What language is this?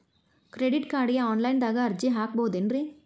Kannada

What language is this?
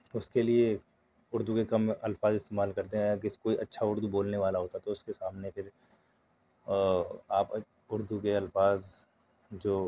Urdu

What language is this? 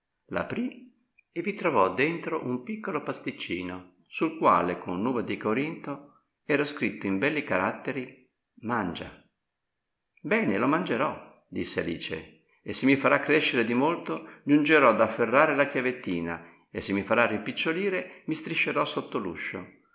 Italian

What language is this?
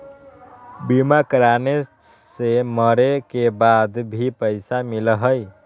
Magahi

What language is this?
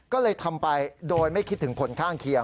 Thai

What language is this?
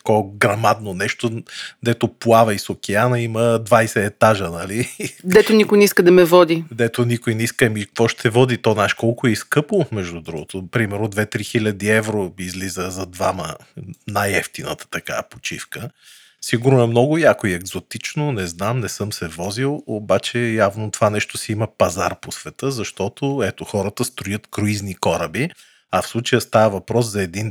Bulgarian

